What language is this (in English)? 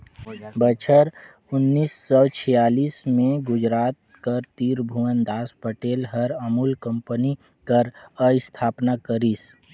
Chhattisgarhi